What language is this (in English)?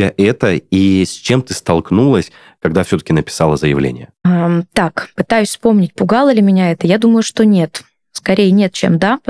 Russian